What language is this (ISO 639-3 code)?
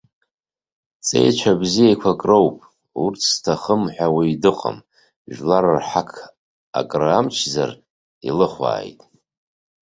abk